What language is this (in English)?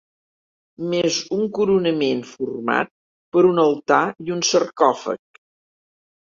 Catalan